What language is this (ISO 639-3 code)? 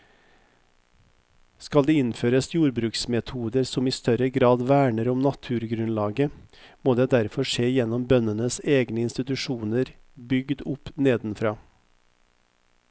nor